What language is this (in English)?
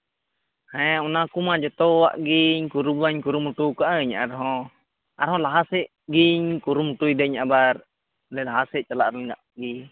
Santali